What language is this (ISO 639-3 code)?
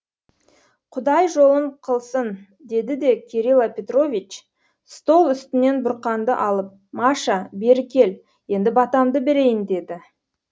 kaz